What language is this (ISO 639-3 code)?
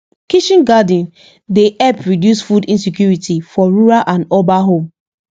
pcm